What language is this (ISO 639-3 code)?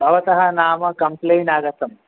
san